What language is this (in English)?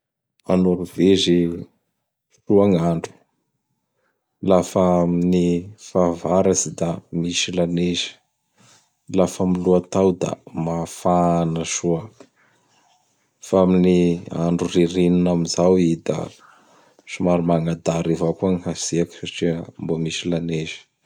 Bara Malagasy